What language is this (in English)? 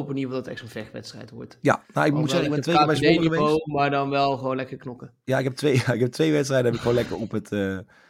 Dutch